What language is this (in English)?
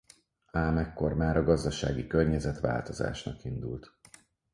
Hungarian